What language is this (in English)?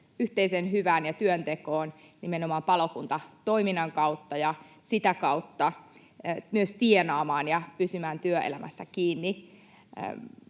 Finnish